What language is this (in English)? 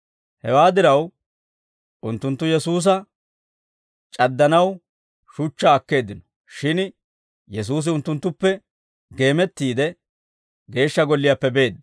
Dawro